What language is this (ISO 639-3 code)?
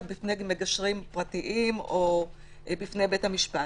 heb